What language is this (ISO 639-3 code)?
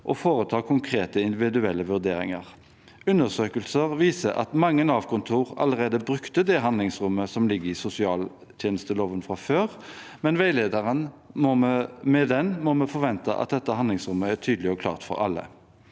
nor